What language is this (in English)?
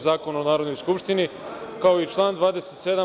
Serbian